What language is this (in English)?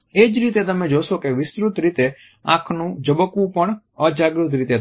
Gujarati